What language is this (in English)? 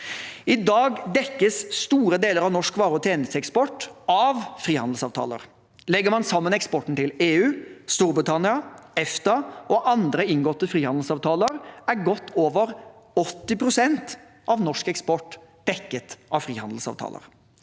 Norwegian